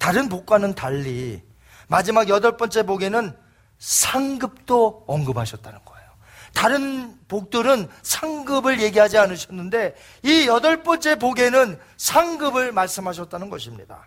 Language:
Korean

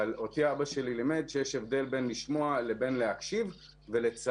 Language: Hebrew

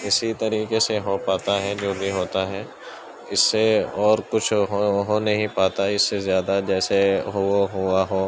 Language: Urdu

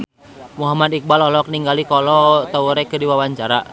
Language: Sundanese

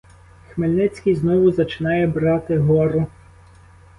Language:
Ukrainian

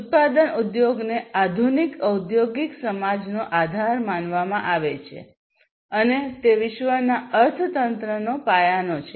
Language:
Gujarati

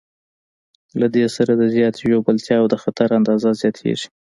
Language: Pashto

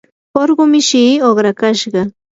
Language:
Yanahuanca Pasco Quechua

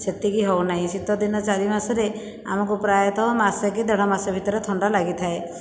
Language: Odia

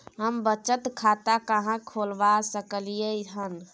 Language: Maithili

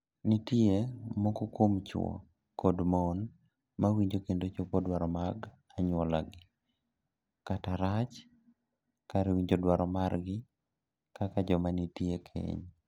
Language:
Luo (Kenya and Tanzania)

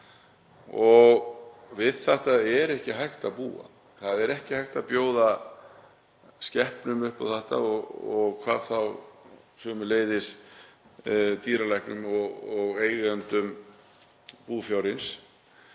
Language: Icelandic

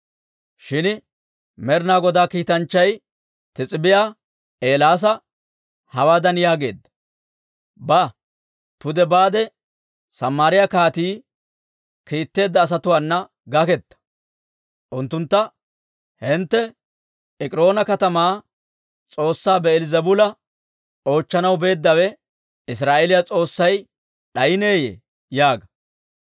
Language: Dawro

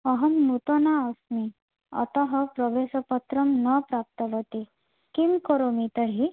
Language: Sanskrit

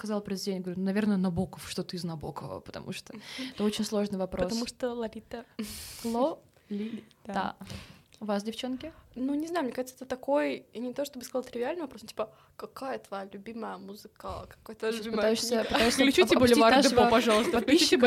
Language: Russian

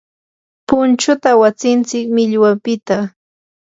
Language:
Yanahuanca Pasco Quechua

